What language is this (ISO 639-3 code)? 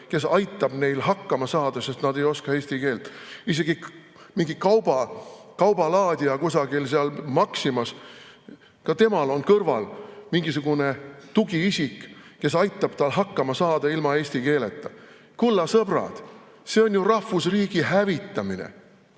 est